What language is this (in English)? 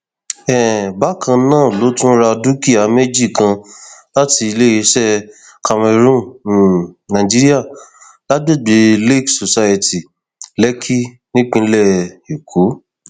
Yoruba